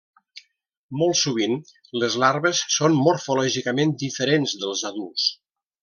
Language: Catalan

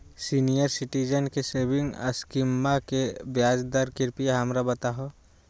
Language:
Magahi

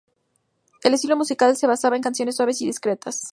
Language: Spanish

